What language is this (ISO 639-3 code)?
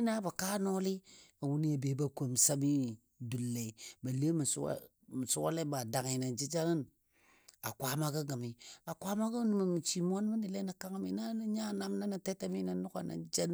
dbd